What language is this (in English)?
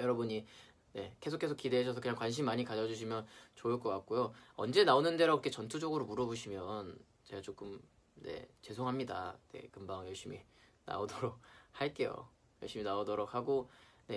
Korean